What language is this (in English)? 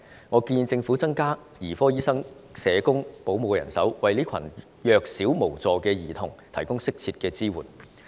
Cantonese